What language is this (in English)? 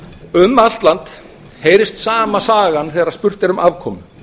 Icelandic